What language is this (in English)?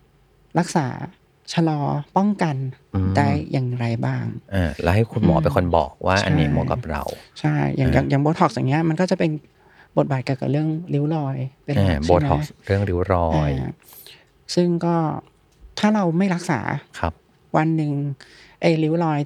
Thai